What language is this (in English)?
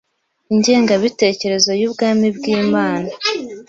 Kinyarwanda